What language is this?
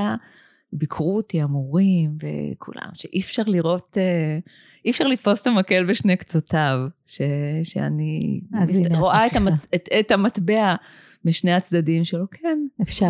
Hebrew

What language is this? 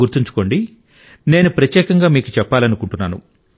Telugu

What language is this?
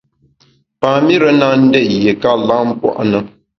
Bamun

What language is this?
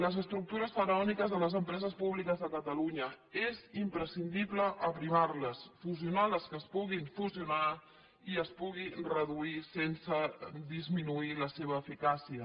Catalan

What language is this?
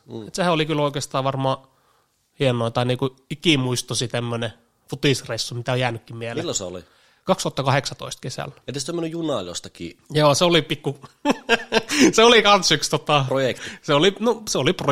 Finnish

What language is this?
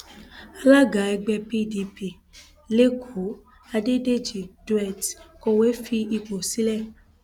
Yoruba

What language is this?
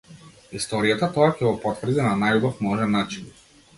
Macedonian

